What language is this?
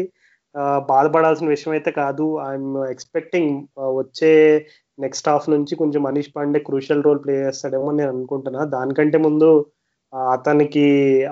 Telugu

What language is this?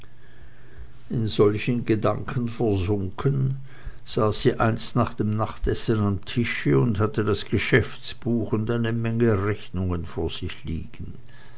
German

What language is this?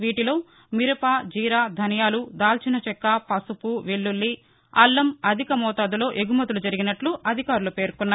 Telugu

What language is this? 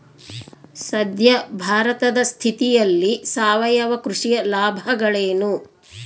Kannada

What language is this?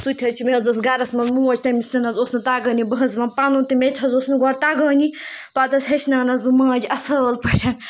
Kashmiri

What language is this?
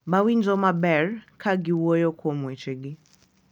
Luo (Kenya and Tanzania)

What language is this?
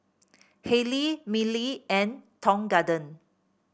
English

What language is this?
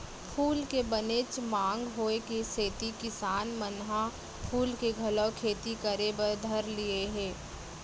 Chhattisgarhi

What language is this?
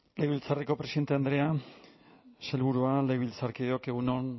Basque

